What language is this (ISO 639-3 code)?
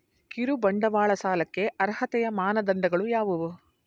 kan